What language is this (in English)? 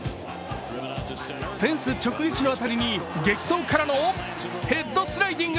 Japanese